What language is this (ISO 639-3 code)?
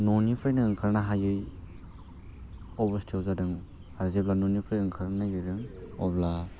brx